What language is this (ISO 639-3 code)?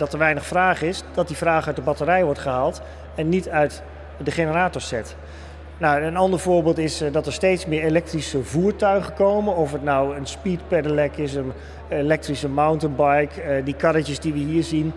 nld